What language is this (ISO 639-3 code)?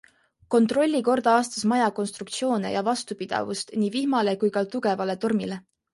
est